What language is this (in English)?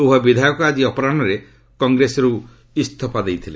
Odia